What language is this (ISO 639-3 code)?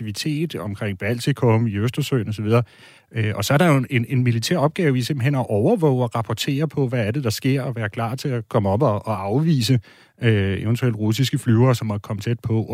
dan